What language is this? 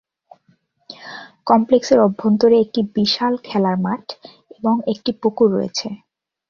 Bangla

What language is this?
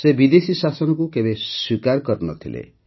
Odia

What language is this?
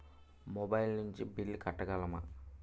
Telugu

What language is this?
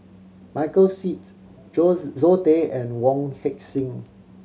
English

